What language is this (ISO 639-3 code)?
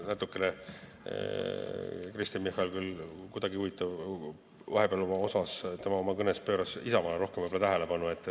est